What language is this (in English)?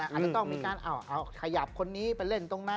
Thai